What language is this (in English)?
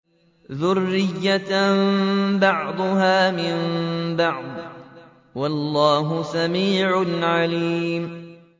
Arabic